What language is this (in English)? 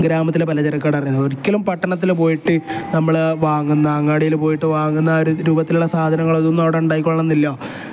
Malayalam